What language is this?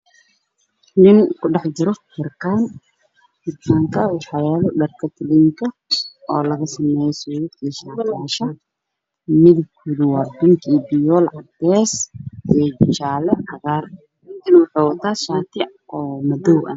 Somali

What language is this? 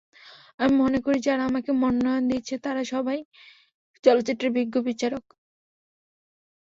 Bangla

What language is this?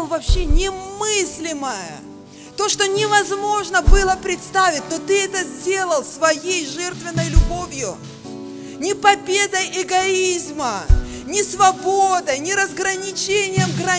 Russian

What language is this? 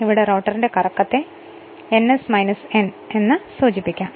Malayalam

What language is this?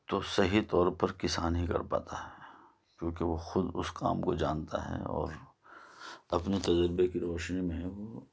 Urdu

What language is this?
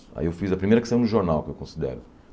Portuguese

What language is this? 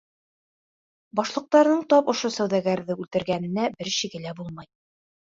Bashkir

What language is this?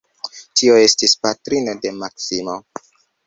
Esperanto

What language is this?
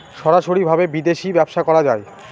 Bangla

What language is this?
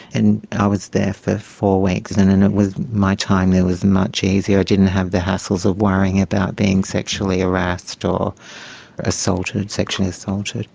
English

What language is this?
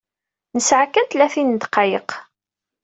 Kabyle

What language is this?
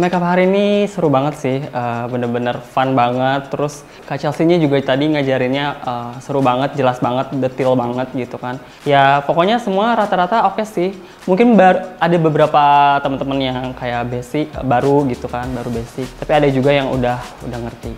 Indonesian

